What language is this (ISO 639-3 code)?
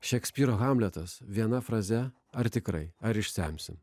lit